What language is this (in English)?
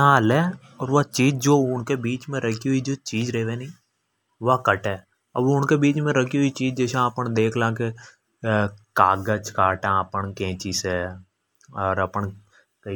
Hadothi